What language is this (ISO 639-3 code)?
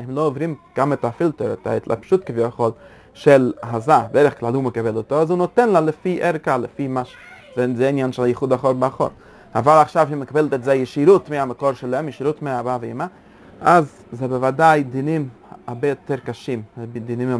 heb